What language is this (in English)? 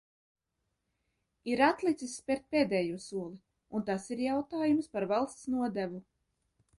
Latvian